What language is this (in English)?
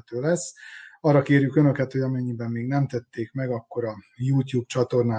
Hungarian